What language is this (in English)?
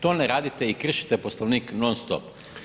Croatian